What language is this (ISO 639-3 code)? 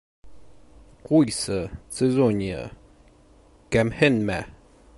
bak